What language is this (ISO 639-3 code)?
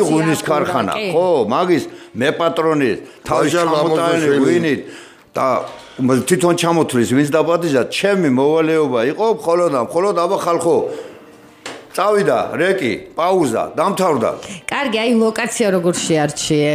ron